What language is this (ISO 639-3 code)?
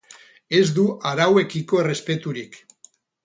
eus